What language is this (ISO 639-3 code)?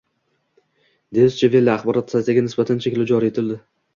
uzb